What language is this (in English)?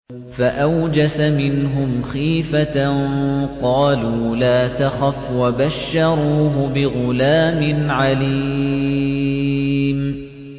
Arabic